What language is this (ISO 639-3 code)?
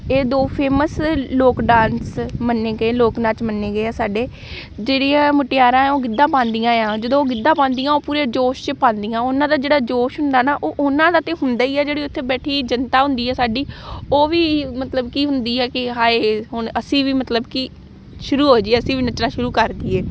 pan